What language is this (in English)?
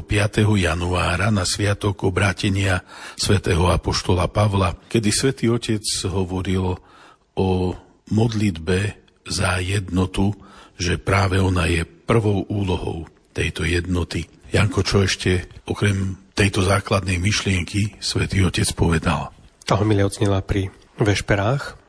Slovak